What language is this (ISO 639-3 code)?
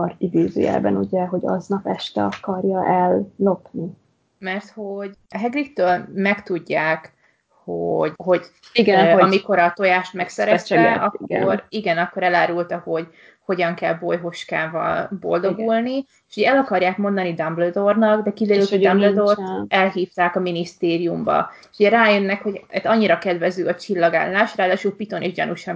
hun